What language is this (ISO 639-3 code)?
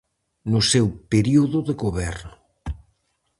glg